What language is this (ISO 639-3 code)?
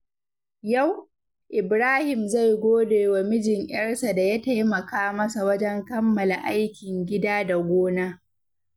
hau